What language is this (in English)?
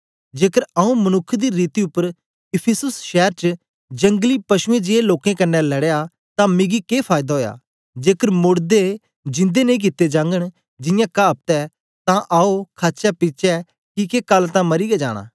Dogri